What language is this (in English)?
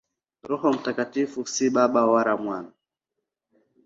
Swahili